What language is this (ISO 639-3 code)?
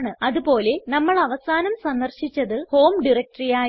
mal